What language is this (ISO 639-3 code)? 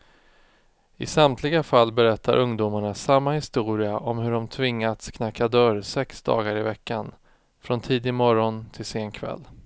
swe